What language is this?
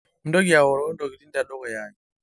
Masai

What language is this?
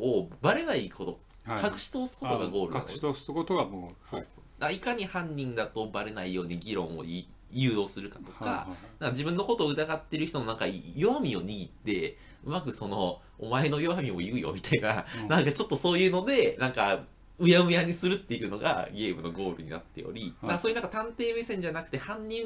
Japanese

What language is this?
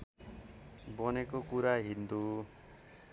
Nepali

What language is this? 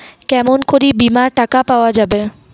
Bangla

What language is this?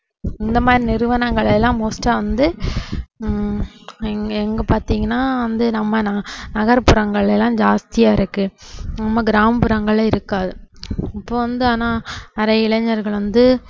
Tamil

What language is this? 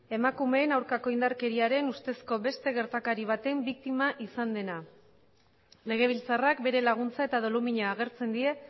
Basque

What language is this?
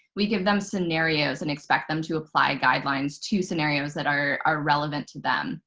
English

